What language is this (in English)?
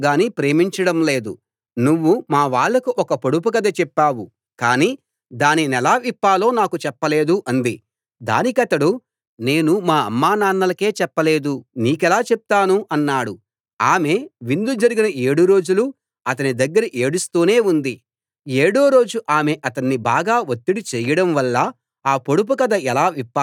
Telugu